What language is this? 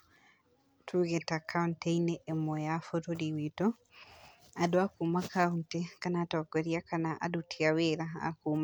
Kikuyu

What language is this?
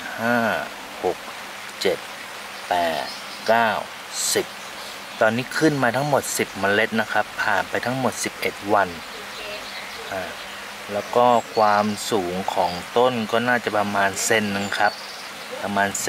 Thai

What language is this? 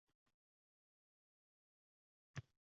Uzbek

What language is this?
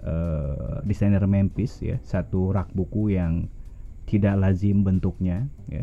Indonesian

